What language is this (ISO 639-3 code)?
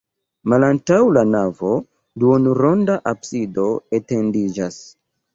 epo